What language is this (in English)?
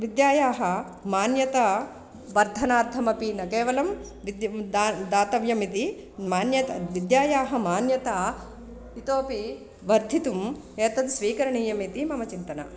Sanskrit